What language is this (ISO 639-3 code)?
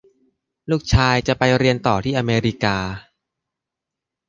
tha